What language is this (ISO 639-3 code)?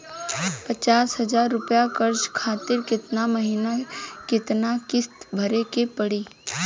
bho